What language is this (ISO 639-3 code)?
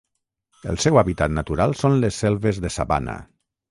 cat